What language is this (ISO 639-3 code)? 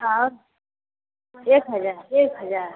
mai